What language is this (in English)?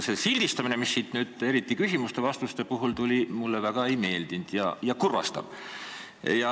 Estonian